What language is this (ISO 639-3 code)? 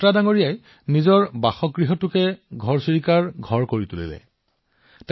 asm